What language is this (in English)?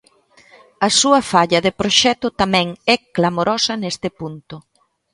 Galician